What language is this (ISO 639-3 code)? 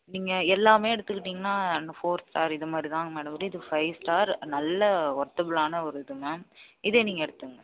tam